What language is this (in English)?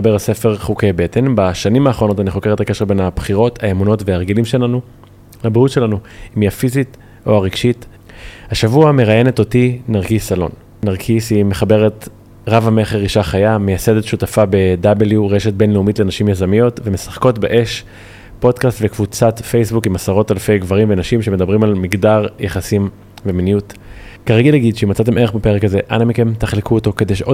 Hebrew